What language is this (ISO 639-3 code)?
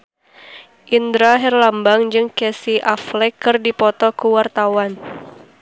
sun